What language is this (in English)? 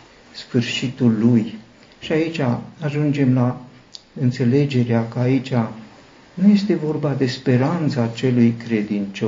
Romanian